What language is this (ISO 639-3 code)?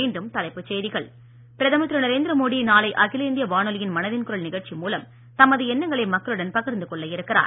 tam